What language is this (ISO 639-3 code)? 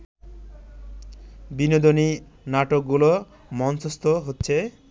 ben